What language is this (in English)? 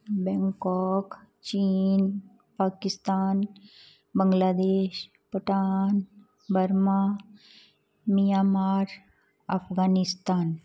Punjabi